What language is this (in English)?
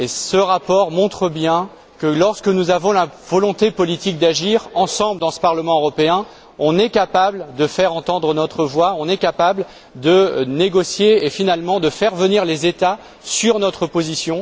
French